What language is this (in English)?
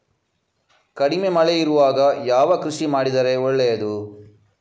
Kannada